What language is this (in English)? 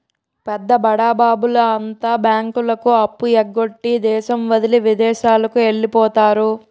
Telugu